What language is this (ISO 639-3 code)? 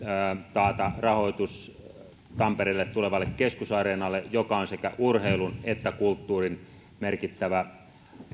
fin